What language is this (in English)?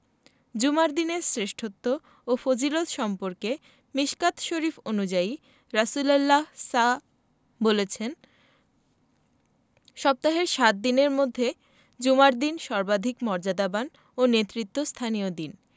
Bangla